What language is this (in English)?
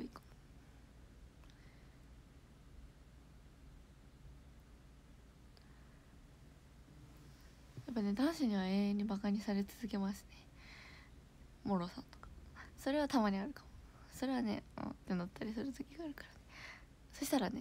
Japanese